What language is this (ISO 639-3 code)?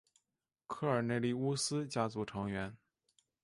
zho